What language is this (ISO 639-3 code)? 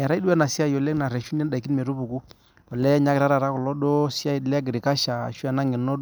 mas